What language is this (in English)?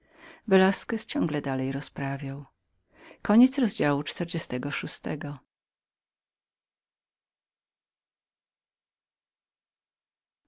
Polish